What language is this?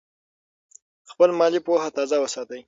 Pashto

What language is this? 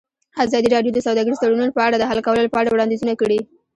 Pashto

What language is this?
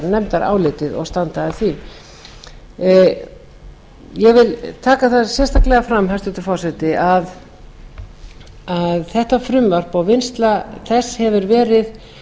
Icelandic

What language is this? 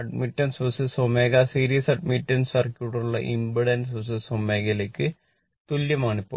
Malayalam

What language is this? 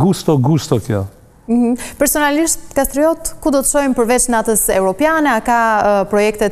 Romanian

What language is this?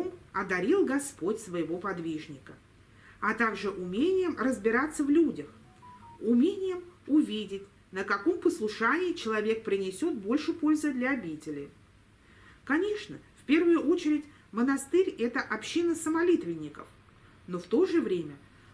Russian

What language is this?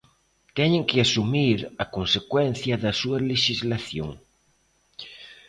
Galician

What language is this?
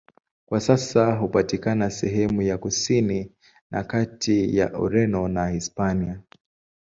Swahili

